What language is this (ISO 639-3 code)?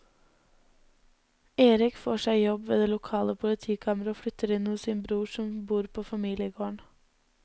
nor